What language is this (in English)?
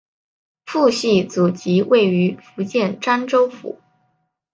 Chinese